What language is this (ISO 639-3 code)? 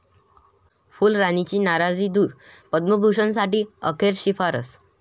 mar